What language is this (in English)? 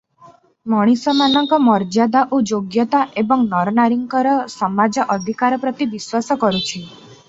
Odia